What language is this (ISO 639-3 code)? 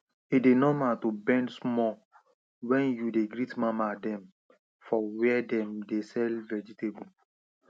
pcm